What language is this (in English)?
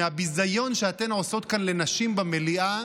Hebrew